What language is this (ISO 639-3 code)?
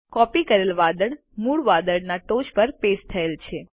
guj